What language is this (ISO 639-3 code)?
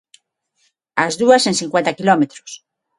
glg